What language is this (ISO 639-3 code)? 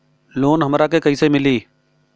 bho